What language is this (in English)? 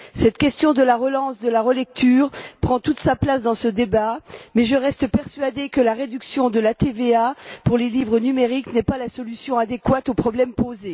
French